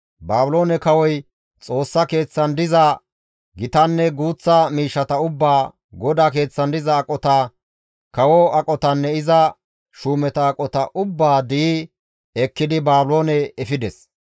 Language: Gamo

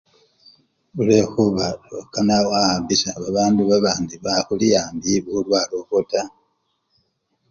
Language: Luyia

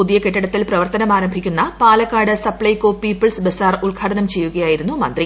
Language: Malayalam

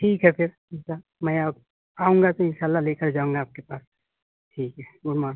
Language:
Urdu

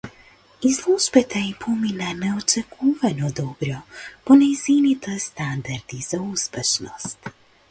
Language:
Macedonian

